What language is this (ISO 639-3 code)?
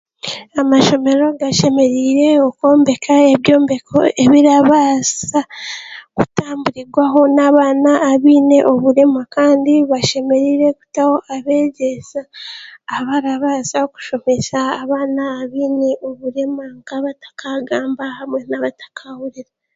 cgg